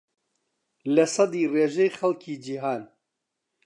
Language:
Central Kurdish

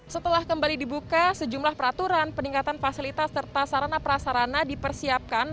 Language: Indonesian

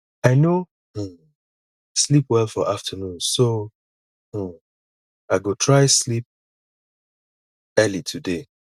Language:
Nigerian Pidgin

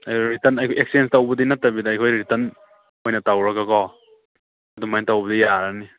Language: Manipuri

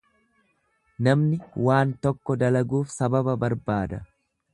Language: Oromo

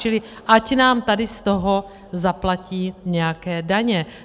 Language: Czech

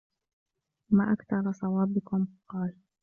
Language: Arabic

